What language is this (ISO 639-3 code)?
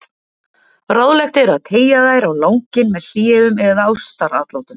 isl